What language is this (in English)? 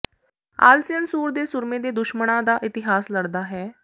Punjabi